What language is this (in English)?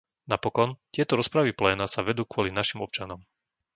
Slovak